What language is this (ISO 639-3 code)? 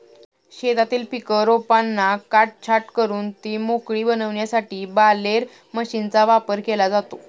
mar